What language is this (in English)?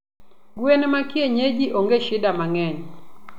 Luo (Kenya and Tanzania)